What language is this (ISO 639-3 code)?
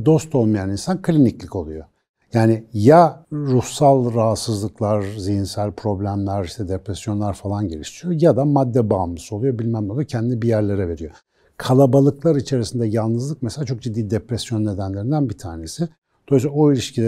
tur